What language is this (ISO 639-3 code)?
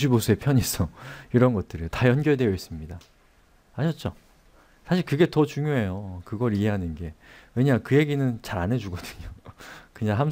kor